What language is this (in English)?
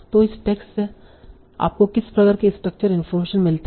Hindi